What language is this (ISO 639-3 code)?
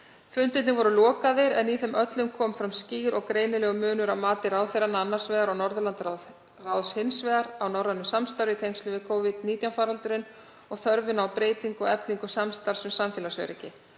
isl